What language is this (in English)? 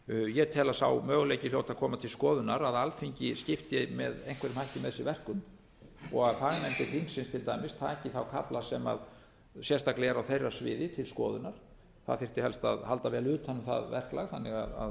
Icelandic